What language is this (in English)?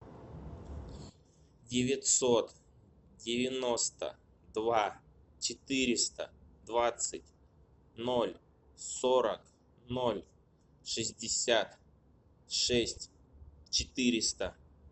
Russian